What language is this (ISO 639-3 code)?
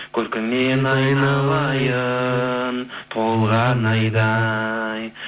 kaz